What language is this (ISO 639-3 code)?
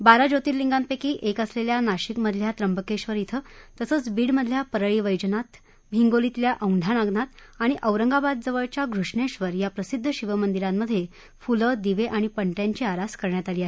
mar